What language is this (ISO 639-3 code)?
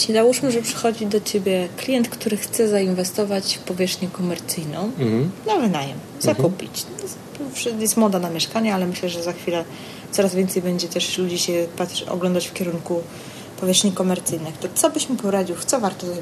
pol